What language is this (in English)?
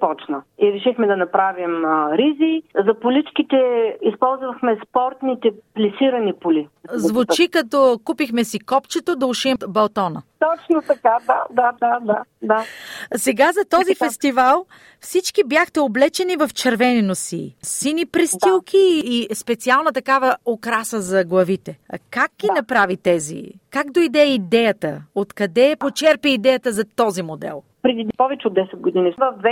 Bulgarian